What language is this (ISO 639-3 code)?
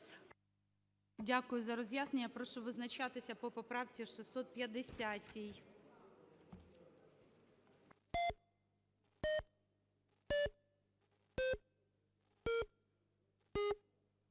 ukr